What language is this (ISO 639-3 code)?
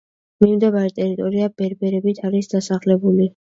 kat